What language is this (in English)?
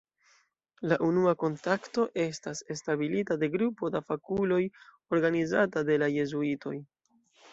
Esperanto